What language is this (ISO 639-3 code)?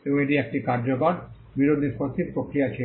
ben